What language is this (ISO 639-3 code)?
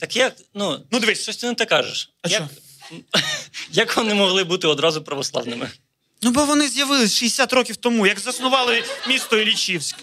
ukr